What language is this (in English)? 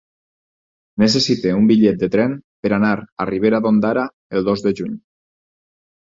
Catalan